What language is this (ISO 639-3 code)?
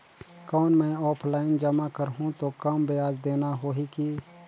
hne